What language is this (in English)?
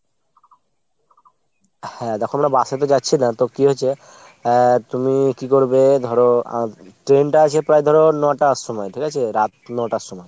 Bangla